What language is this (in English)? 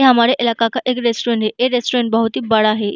Hindi